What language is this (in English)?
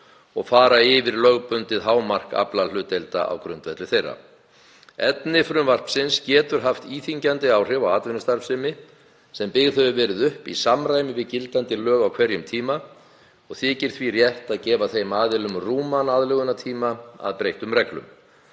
Icelandic